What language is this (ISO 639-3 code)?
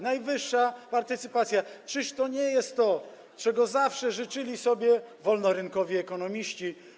pol